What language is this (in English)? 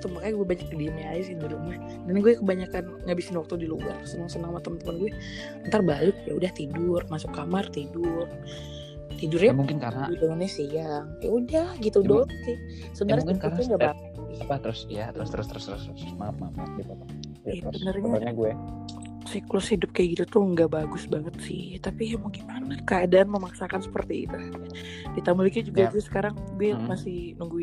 Indonesian